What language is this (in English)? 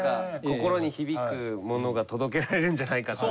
Japanese